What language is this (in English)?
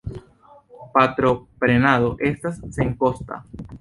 Esperanto